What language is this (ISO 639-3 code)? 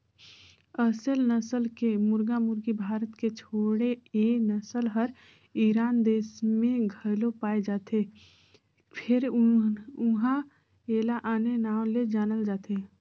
hne